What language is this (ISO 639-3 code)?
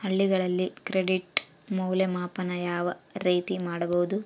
kan